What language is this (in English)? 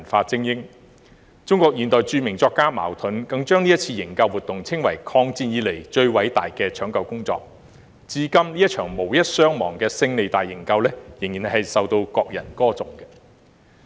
Cantonese